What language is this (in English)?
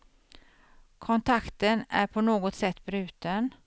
Swedish